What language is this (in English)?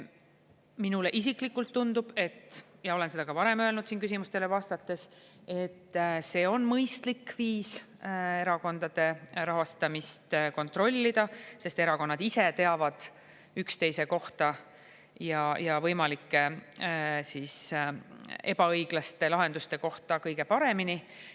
Estonian